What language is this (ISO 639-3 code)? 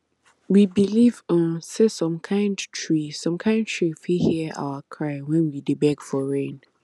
pcm